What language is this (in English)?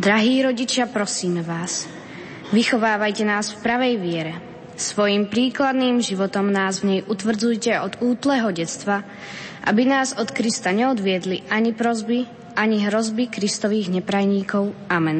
Slovak